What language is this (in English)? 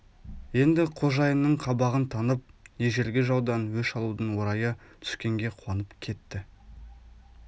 Kazakh